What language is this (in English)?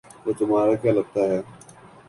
Urdu